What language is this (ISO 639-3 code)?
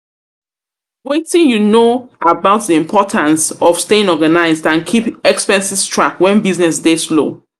pcm